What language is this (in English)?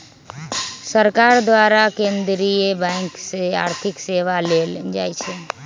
Magahi